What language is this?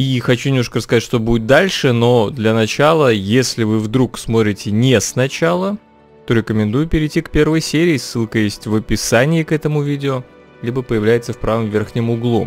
Russian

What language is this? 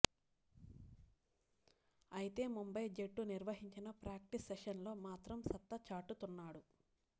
Telugu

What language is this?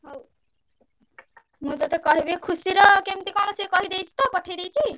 Odia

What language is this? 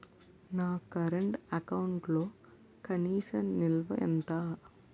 Telugu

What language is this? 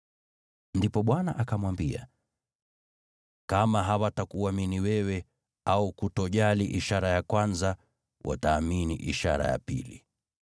Swahili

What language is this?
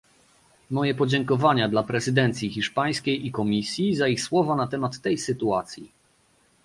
Polish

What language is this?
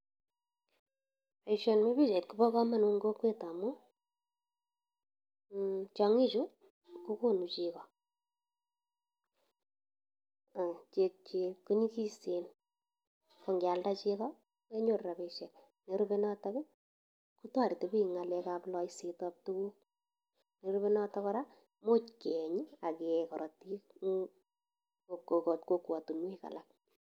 Kalenjin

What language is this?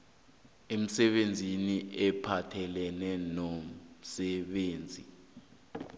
South Ndebele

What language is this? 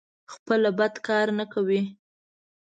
Pashto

